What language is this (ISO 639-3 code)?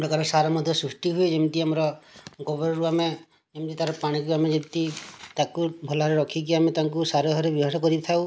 ori